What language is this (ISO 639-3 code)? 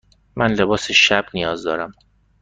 fas